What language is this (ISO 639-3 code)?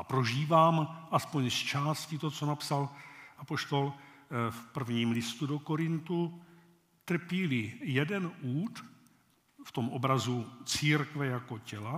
ces